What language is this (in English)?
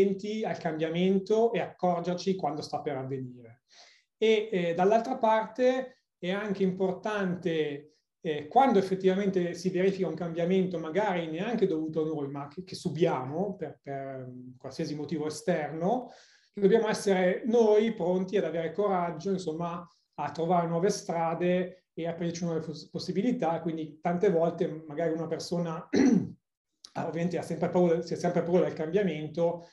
Italian